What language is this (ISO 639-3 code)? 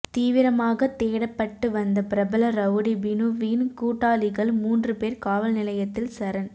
tam